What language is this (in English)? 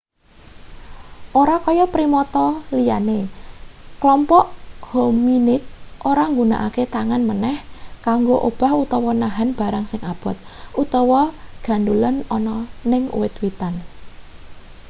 Javanese